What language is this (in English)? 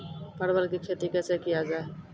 Maithili